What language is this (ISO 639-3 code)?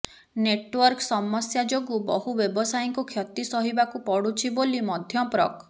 ori